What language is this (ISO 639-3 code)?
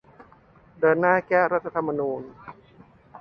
tha